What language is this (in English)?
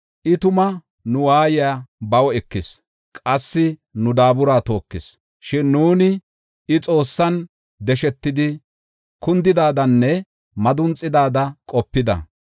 Gofa